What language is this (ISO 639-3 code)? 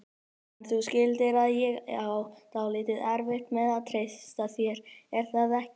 isl